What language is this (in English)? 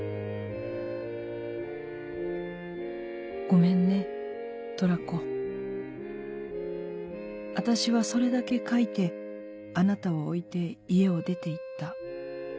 Japanese